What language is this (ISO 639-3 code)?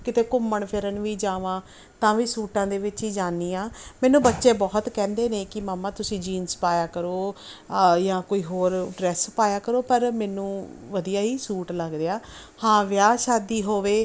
pan